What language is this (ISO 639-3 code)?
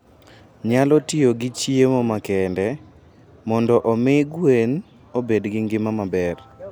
luo